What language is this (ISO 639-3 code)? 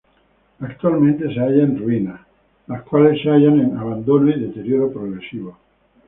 spa